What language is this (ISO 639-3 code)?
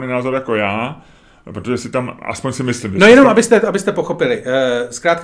ces